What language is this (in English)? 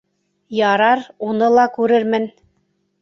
Bashkir